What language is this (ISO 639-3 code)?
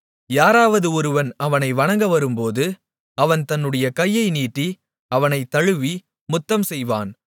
tam